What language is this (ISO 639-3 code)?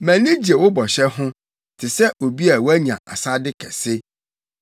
aka